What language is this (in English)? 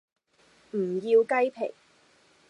Cantonese